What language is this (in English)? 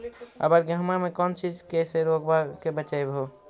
Magahi